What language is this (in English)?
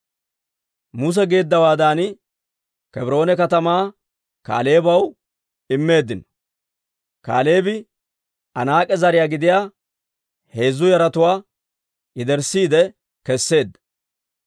Dawro